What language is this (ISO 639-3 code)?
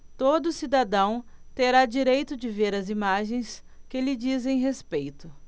por